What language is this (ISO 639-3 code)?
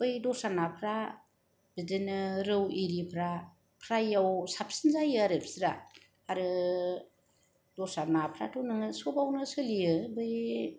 brx